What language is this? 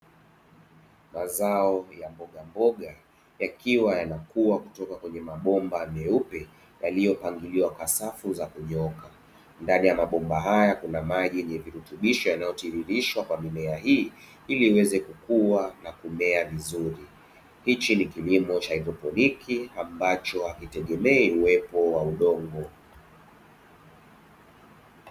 Swahili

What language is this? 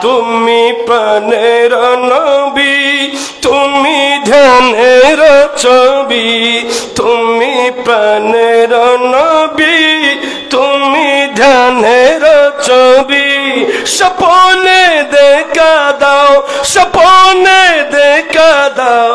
Arabic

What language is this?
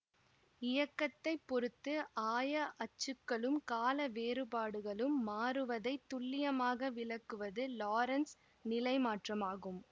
Tamil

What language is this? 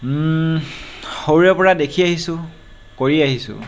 Assamese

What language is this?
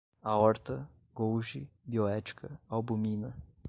Portuguese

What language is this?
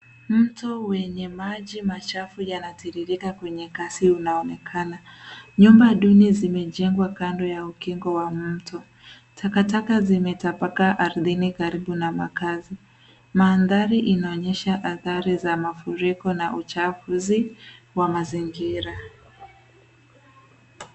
Swahili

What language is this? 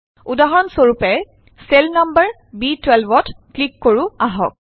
Assamese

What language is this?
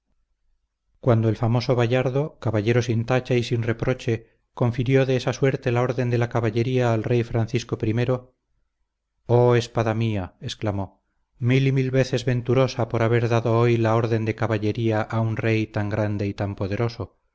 Spanish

